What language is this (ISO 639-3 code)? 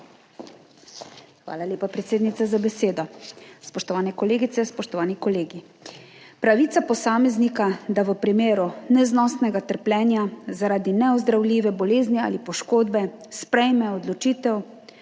slv